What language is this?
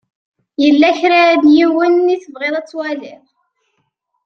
Kabyle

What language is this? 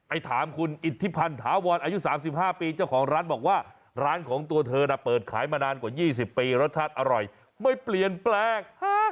Thai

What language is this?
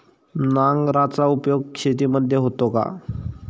Marathi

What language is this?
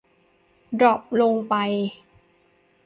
Thai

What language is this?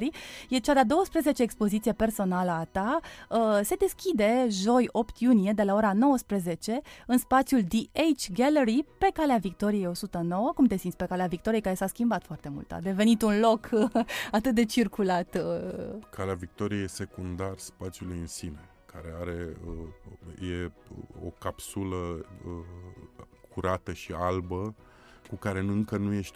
Romanian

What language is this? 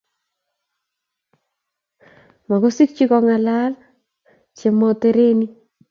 Kalenjin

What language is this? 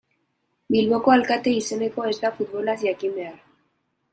Basque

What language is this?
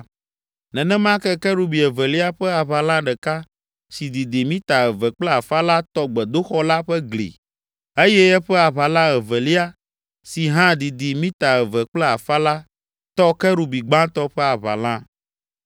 Ewe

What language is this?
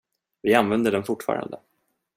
Swedish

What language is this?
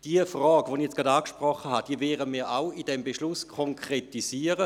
Swiss German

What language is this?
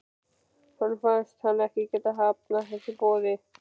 Icelandic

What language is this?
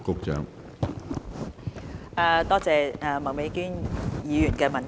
Cantonese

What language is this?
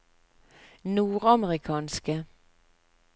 Norwegian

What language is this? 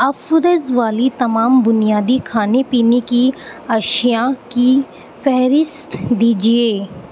Urdu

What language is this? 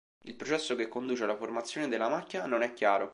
Italian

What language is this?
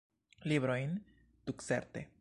Esperanto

